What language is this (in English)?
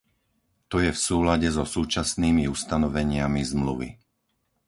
Slovak